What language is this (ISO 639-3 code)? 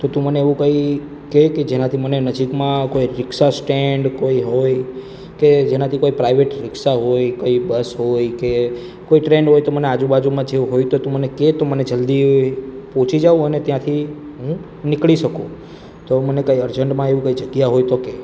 guj